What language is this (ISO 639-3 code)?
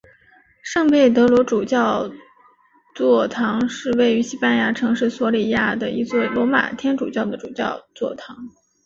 zho